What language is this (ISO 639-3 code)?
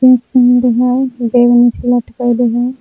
mag